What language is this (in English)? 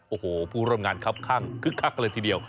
Thai